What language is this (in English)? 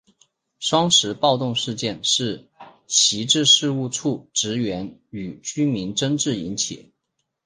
Chinese